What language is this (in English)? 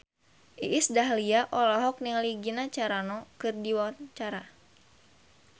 Sundanese